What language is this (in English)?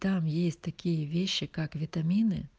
Russian